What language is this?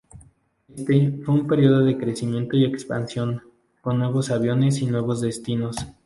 Spanish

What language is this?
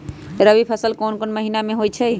Magahi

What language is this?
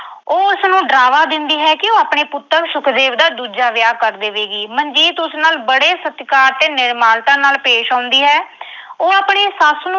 Punjabi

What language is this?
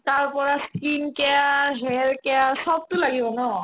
Assamese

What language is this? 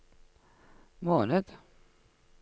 Norwegian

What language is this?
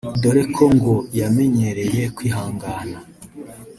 Kinyarwanda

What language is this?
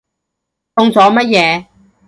Cantonese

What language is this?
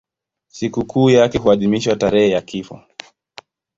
Swahili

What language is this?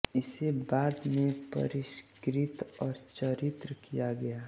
Hindi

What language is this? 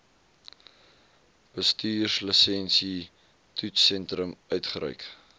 Afrikaans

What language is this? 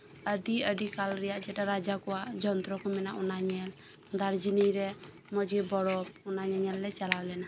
Santali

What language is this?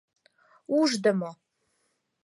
Mari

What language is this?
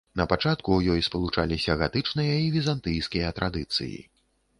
Belarusian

